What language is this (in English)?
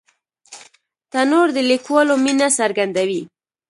Pashto